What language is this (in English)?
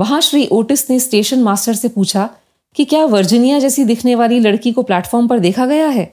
Hindi